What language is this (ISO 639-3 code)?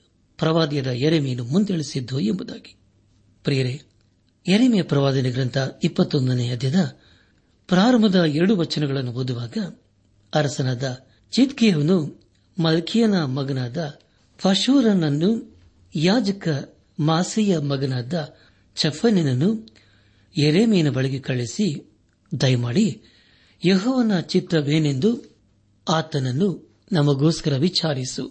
kan